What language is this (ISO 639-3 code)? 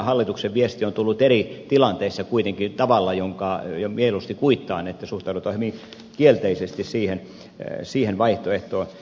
fin